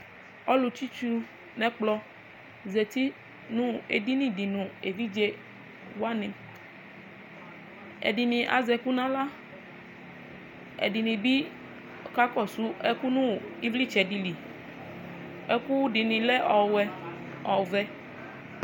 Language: Ikposo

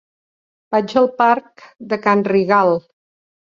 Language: Catalan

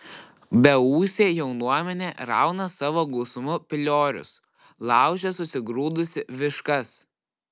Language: Lithuanian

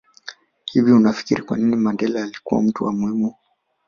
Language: Swahili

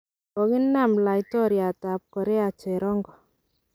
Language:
Kalenjin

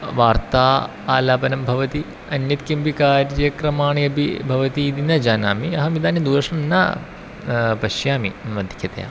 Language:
Sanskrit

